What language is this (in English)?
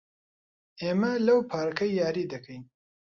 Central Kurdish